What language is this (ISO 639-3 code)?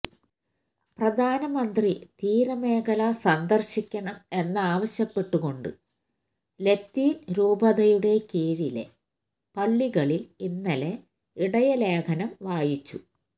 mal